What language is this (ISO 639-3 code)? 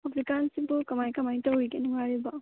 mni